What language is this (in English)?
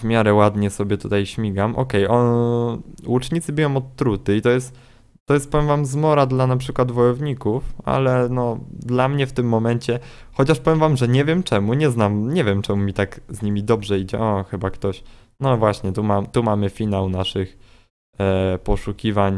Polish